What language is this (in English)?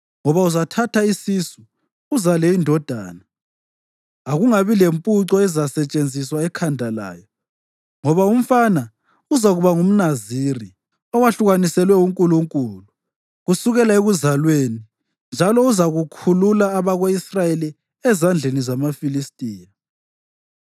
North Ndebele